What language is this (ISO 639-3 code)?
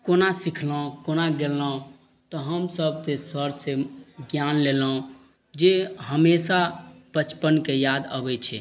mai